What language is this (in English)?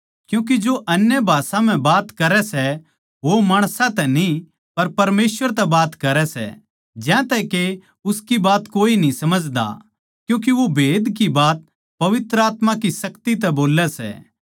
Haryanvi